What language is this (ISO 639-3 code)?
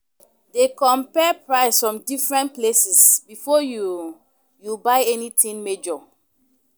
pcm